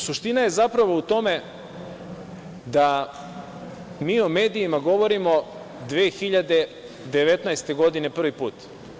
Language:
Serbian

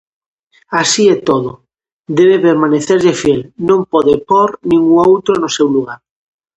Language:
Galician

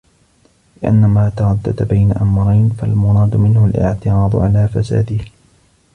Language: Arabic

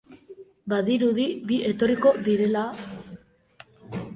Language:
Basque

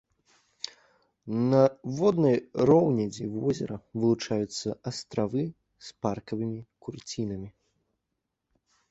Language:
Belarusian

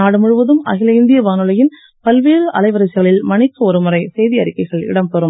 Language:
Tamil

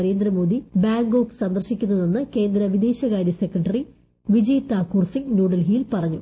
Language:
Malayalam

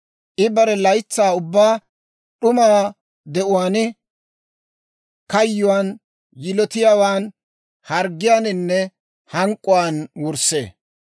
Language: Dawro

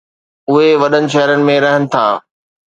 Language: Sindhi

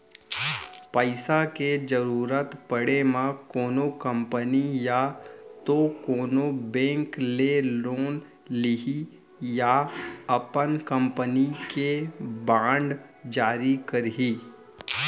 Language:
Chhattisgarhi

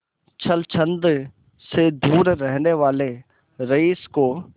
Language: Hindi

